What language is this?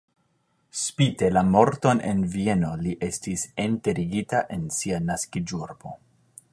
Esperanto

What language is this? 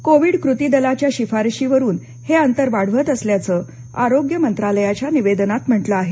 Marathi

